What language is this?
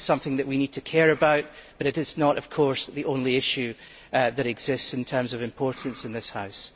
English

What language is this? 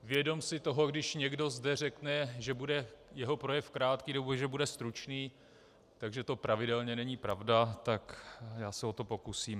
Czech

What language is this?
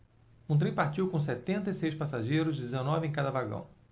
Portuguese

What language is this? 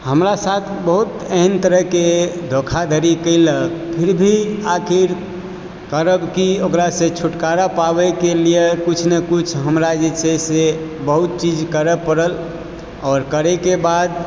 Maithili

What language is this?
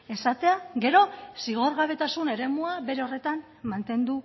Basque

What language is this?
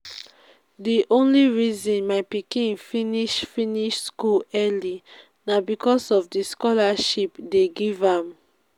Nigerian Pidgin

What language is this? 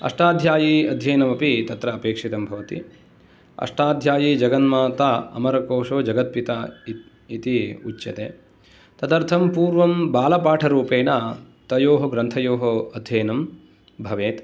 Sanskrit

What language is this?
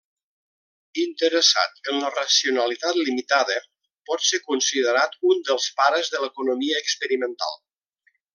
Catalan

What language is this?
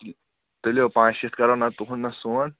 Kashmiri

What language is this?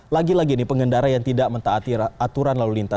Indonesian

